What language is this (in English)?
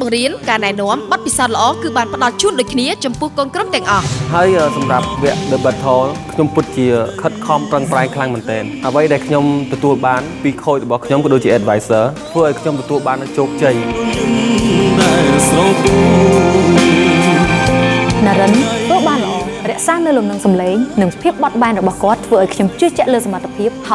Thai